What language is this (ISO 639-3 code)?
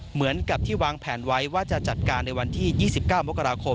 tha